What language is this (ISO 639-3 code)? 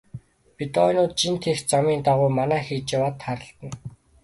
mon